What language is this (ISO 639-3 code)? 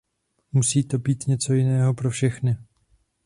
ces